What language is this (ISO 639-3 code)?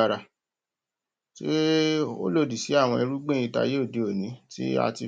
yor